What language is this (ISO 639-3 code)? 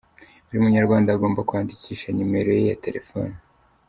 kin